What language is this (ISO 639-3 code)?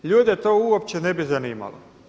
hrv